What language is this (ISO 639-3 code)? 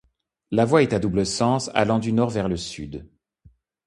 fra